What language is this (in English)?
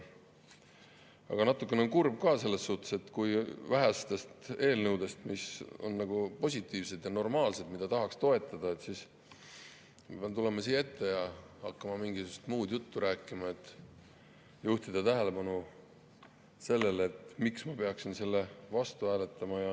Estonian